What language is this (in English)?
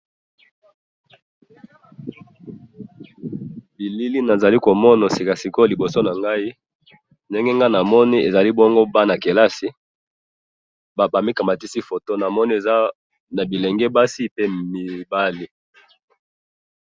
Lingala